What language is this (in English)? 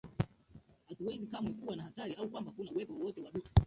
Swahili